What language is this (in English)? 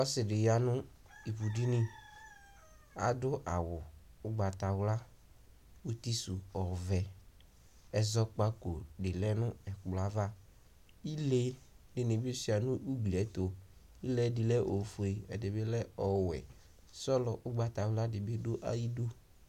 Ikposo